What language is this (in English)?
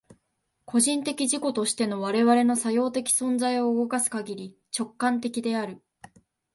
Japanese